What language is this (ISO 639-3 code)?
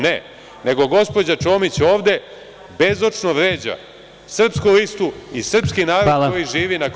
srp